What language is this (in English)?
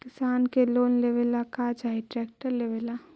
Magahi